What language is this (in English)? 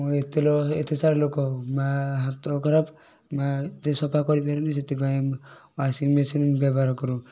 Odia